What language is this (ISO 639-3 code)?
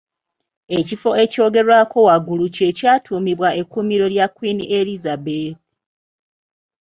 lug